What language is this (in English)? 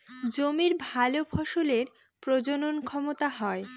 Bangla